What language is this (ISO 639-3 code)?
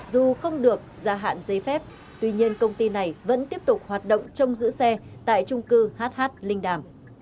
vie